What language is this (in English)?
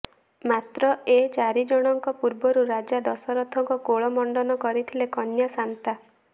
Odia